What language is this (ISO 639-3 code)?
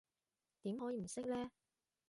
yue